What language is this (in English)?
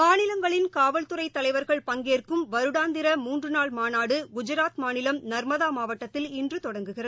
Tamil